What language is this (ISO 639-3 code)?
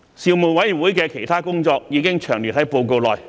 yue